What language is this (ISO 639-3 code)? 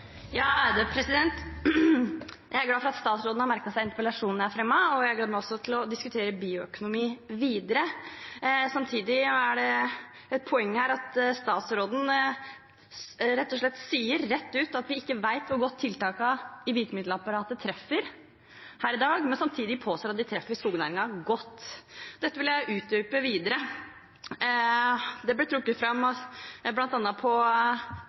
nor